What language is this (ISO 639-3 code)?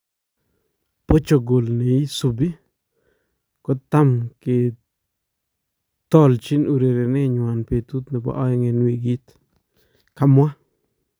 kln